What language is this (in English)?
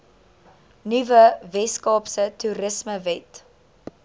Afrikaans